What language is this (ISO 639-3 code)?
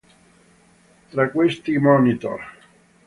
ita